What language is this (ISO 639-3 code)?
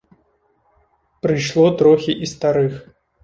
bel